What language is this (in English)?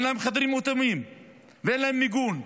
Hebrew